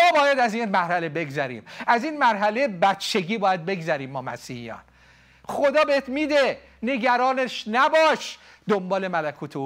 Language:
Persian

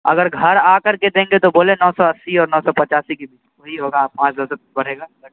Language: Urdu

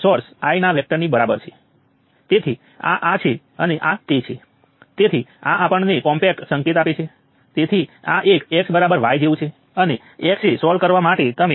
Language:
Gujarati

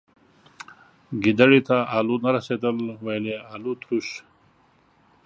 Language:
Pashto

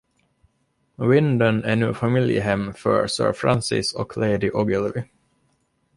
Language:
Swedish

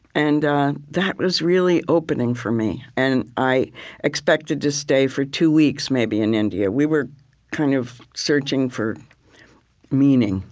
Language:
English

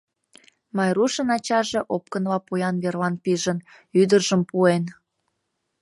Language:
Mari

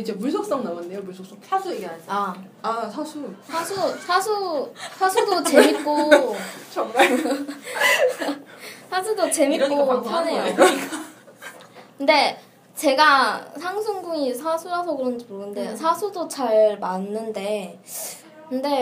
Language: Korean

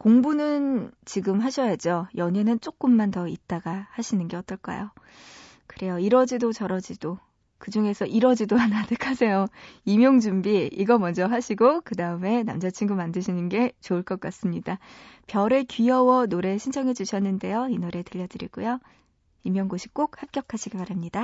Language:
Korean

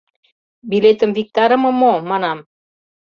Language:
Mari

